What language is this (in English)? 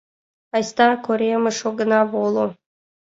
Mari